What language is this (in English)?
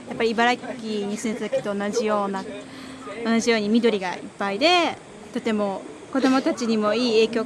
Japanese